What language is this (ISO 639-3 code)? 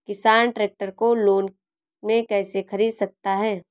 hin